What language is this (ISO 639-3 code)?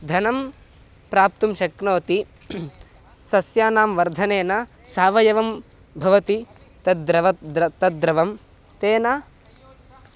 san